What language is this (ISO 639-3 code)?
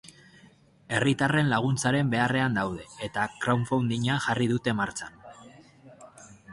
eus